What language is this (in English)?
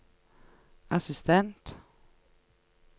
Norwegian